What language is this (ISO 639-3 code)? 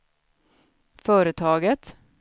swe